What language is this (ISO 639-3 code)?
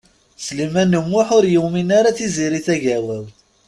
kab